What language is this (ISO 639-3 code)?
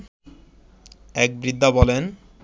ben